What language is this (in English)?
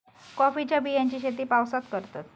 Marathi